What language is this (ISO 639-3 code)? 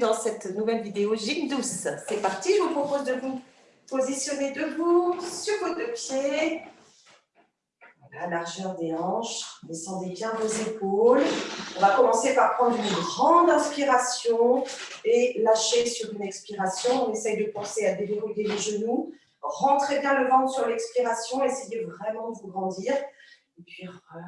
fra